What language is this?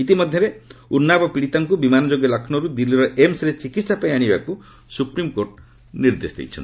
Odia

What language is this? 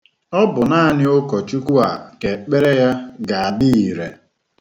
Igbo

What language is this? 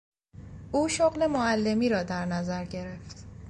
Persian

